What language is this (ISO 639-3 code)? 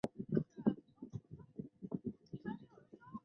zho